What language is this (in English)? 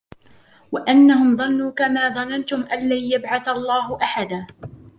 Arabic